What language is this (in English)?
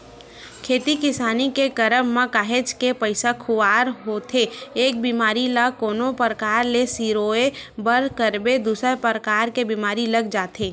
Chhattisgarhi